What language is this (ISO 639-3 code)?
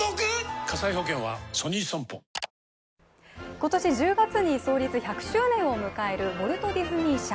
jpn